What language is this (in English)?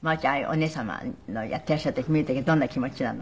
Japanese